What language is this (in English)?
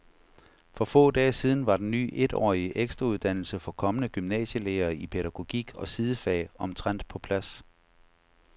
Danish